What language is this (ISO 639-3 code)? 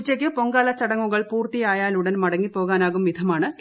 mal